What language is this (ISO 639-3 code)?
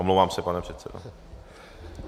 ces